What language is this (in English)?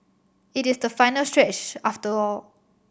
English